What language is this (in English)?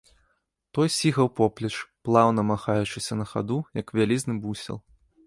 Belarusian